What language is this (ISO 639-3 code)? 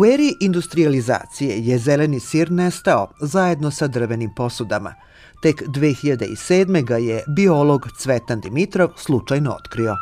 bul